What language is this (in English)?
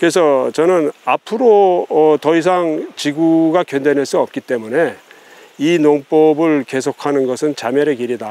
Korean